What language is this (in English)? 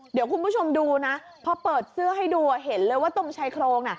Thai